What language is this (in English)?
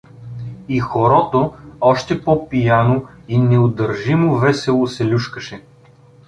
Bulgarian